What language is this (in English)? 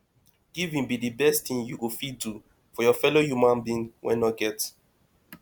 Nigerian Pidgin